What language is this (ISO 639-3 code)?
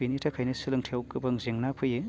brx